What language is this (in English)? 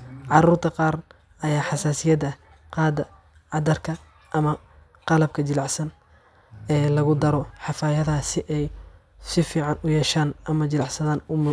Somali